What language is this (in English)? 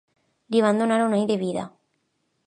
Catalan